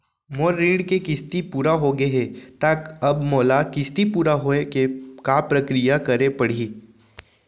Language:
Chhattisgarhi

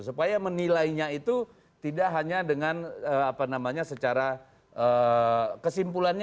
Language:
Indonesian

